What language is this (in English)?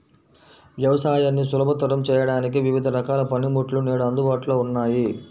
Telugu